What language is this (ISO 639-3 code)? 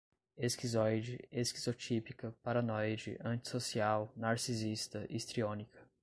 por